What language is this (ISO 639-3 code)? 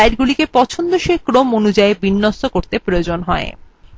ben